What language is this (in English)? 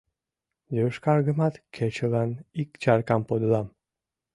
Mari